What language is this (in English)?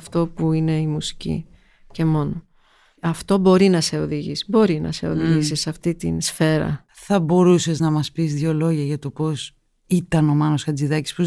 Greek